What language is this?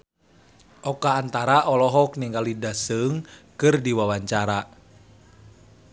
Sundanese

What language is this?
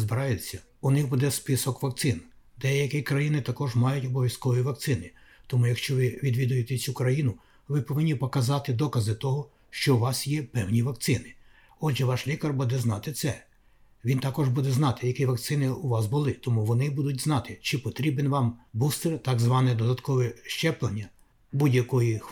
Ukrainian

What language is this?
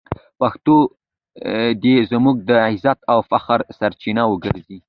Pashto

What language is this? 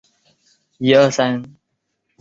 Chinese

